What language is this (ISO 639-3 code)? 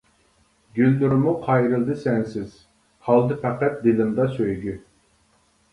uig